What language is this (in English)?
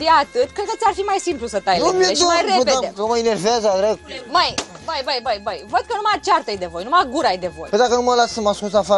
Romanian